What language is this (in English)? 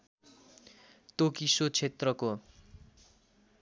Nepali